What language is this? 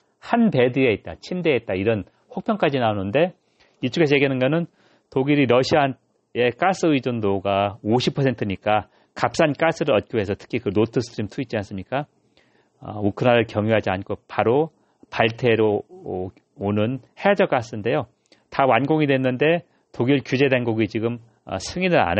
Korean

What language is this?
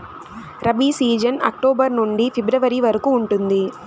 Telugu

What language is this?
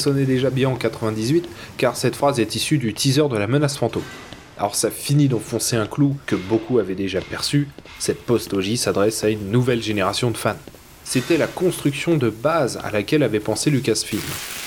French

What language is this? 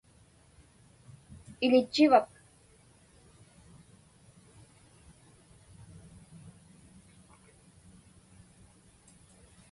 Inupiaq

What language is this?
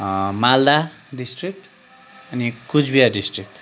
Nepali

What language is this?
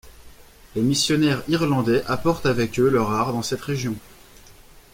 French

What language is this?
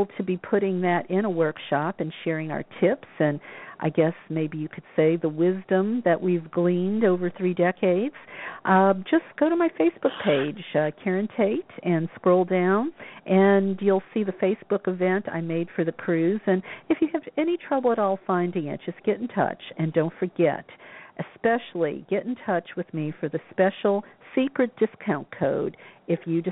English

